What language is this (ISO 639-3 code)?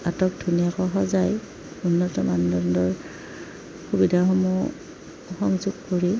asm